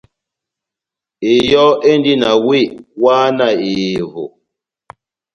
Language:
Batanga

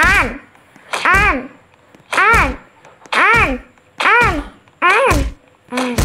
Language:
Indonesian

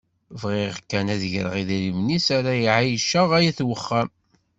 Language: Kabyle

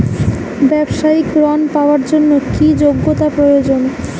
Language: Bangla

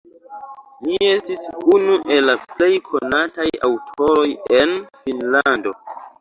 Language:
Esperanto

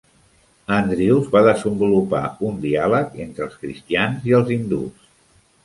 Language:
Catalan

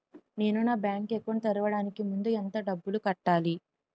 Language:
Telugu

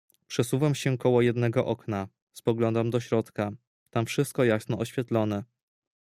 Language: Polish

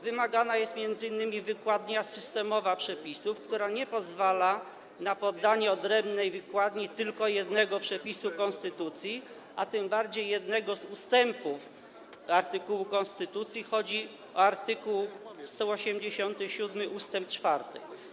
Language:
Polish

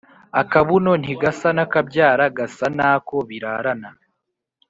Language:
Kinyarwanda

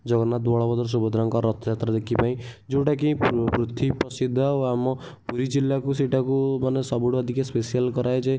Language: Odia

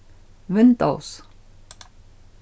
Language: Faroese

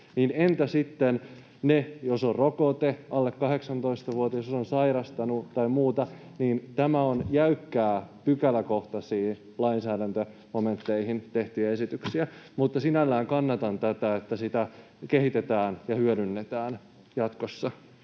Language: Finnish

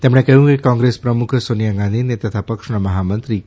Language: Gujarati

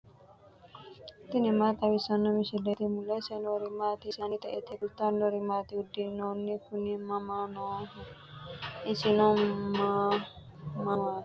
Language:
Sidamo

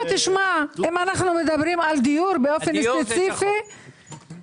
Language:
Hebrew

